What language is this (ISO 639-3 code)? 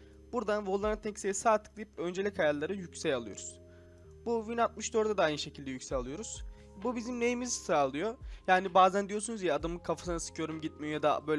tur